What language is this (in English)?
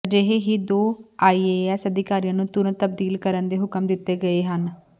Punjabi